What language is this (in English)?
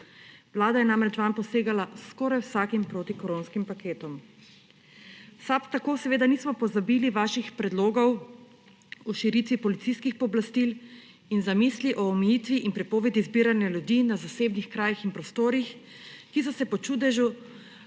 Slovenian